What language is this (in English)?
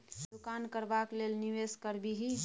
Maithili